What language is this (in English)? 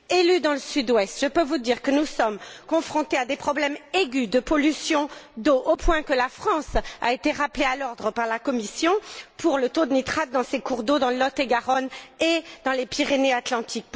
French